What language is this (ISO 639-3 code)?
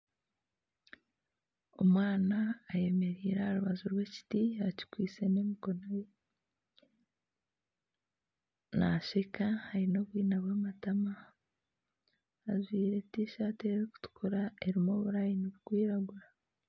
nyn